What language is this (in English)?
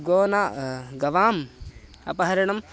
Sanskrit